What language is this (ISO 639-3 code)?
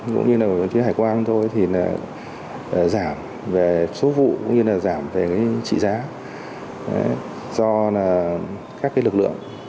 vie